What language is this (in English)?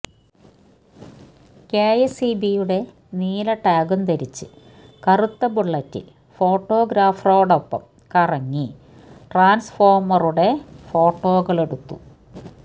Malayalam